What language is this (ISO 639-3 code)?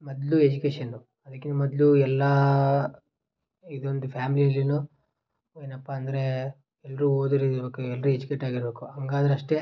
kan